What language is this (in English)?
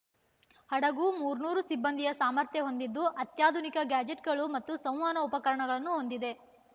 Kannada